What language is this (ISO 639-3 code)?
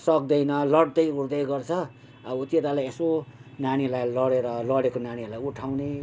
nep